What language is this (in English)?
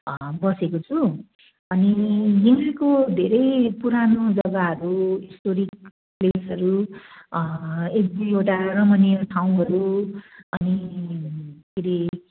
Nepali